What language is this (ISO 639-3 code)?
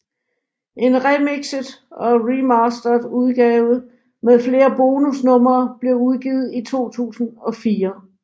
dan